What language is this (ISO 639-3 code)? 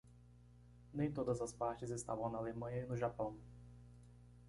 por